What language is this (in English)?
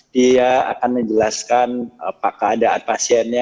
Indonesian